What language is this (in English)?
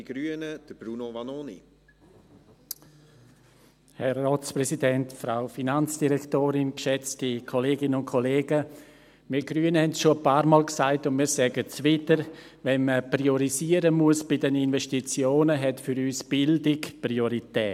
Swiss German